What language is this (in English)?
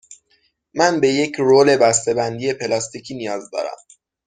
Persian